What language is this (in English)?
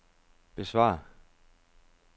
Danish